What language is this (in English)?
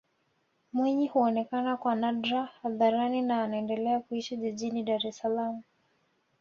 Swahili